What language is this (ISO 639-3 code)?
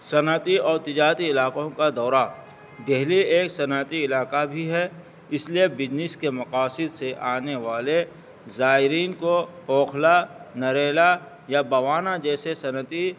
urd